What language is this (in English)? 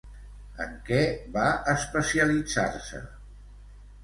Catalan